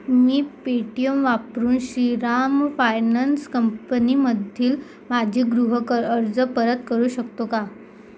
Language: Marathi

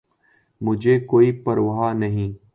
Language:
Urdu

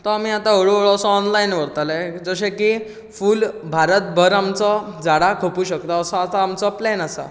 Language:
Konkani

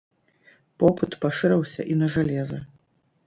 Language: Belarusian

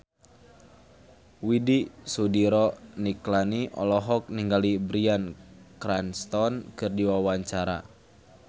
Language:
Sundanese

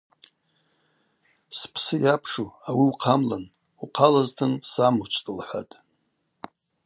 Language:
Abaza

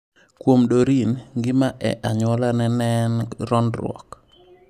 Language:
Luo (Kenya and Tanzania)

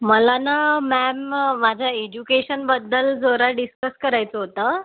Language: Marathi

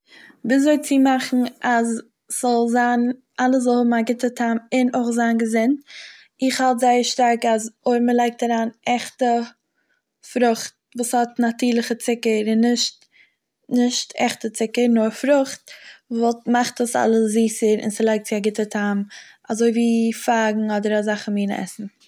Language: Yiddish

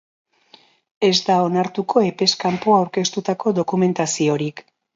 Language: Basque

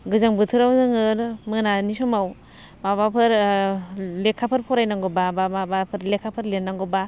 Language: Bodo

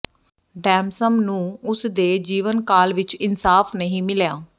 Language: Punjabi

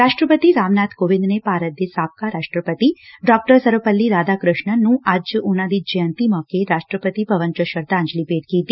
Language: Punjabi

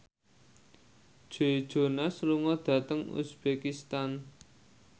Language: Javanese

